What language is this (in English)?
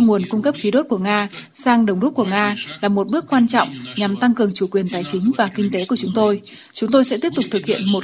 Vietnamese